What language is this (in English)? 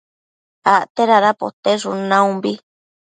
Matsés